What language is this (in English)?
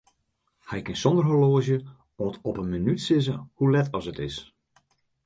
Western Frisian